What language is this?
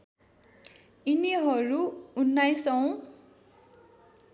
Nepali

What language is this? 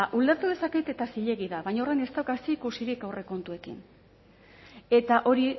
Basque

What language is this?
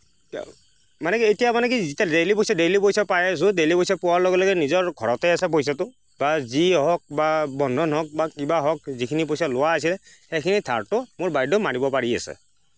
Assamese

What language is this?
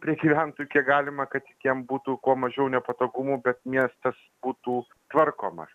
Lithuanian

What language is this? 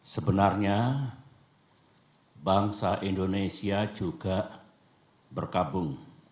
Indonesian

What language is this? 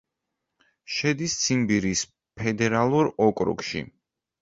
Georgian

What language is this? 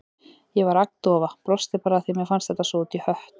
Icelandic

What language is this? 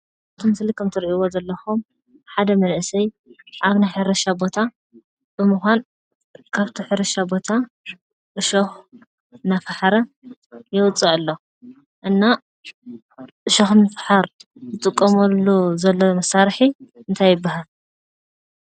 Tigrinya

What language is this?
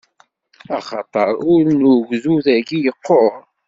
Kabyle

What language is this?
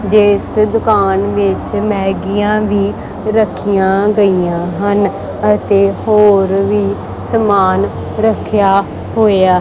Punjabi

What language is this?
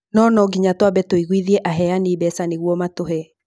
Kikuyu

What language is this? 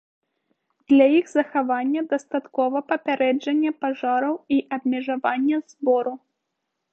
Belarusian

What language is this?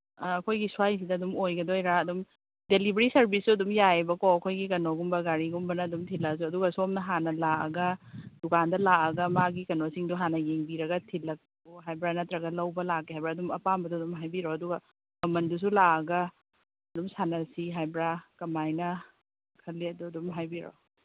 Manipuri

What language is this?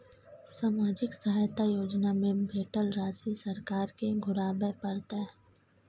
Maithili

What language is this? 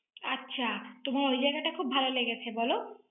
Bangla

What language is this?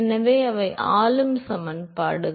Tamil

